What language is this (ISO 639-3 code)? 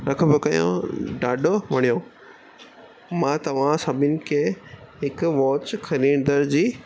snd